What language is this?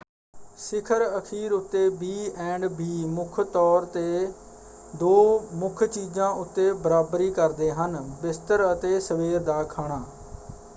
Punjabi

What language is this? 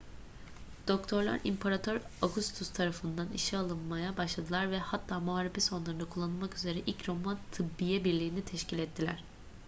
Turkish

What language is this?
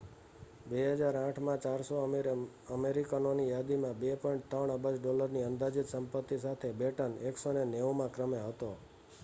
Gujarati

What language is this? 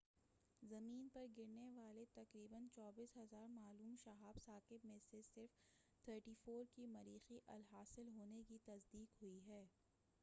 Urdu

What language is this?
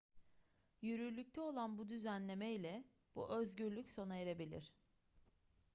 Turkish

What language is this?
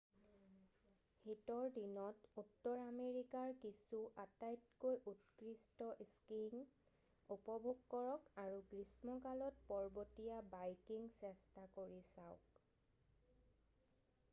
Assamese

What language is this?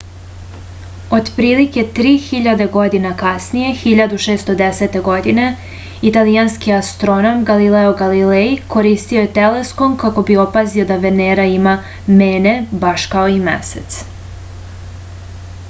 Serbian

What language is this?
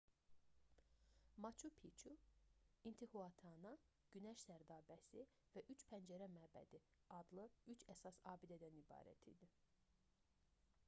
Azerbaijani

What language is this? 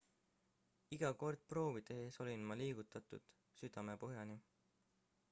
Estonian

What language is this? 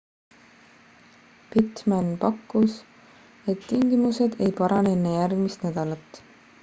Estonian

